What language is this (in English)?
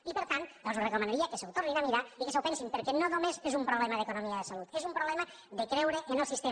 Catalan